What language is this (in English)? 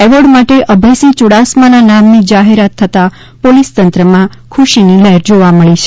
Gujarati